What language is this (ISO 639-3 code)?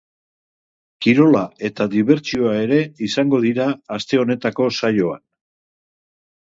eus